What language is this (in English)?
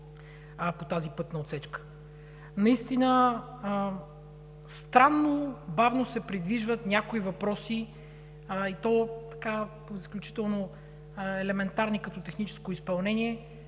Bulgarian